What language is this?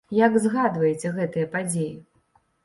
Belarusian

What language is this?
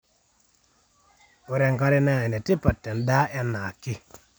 Masai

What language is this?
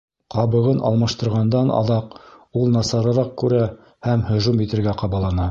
Bashkir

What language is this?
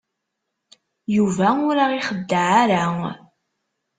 Kabyle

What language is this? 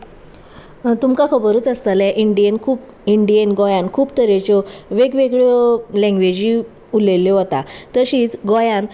Konkani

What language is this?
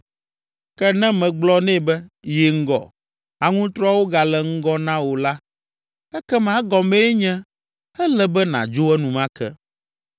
Ewe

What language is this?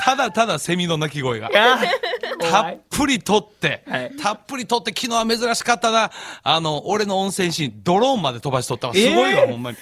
Japanese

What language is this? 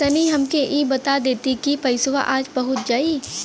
Bhojpuri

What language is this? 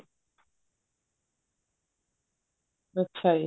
Punjabi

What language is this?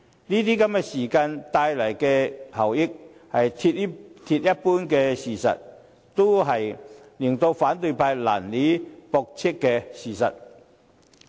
Cantonese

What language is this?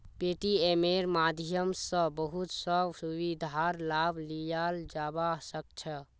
Magahi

